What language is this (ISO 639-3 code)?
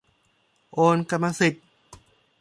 tha